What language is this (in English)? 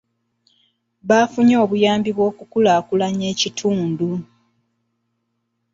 Ganda